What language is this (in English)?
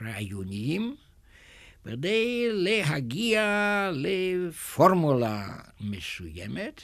Hebrew